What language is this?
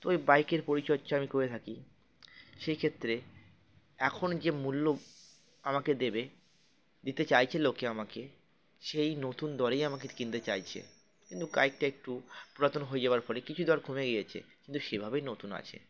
Bangla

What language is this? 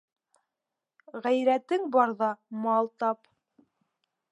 Bashkir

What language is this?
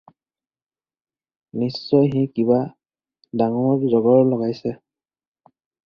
Assamese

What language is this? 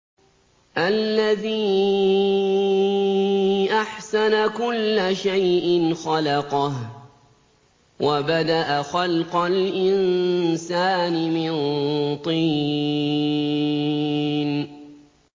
Arabic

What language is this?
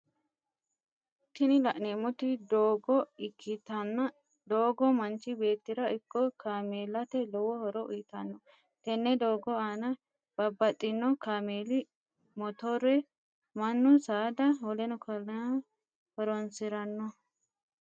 Sidamo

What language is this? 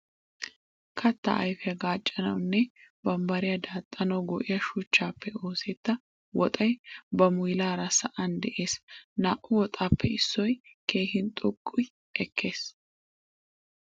Wolaytta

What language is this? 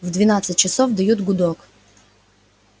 Russian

